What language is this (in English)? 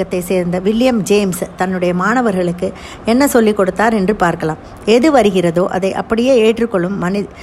Tamil